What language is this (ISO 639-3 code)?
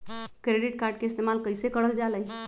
mag